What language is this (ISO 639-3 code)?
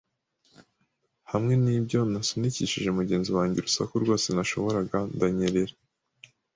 kin